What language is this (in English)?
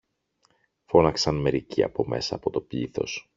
Greek